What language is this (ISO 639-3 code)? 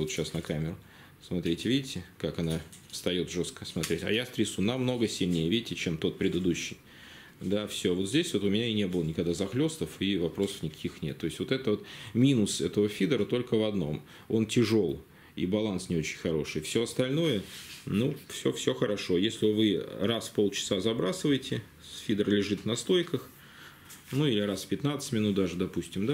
rus